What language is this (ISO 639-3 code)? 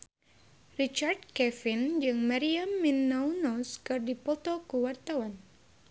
sun